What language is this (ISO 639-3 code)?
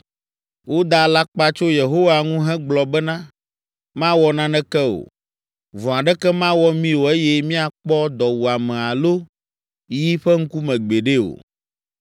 ewe